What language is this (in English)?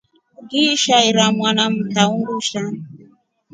Rombo